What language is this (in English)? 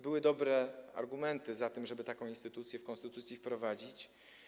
Polish